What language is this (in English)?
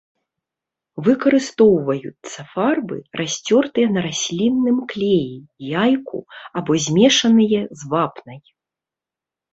Belarusian